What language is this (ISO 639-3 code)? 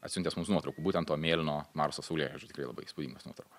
lit